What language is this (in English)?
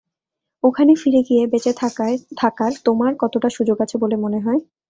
Bangla